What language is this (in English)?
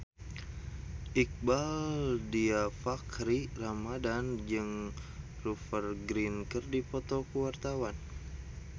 Sundanese